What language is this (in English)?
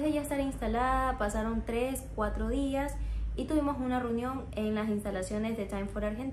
Spanish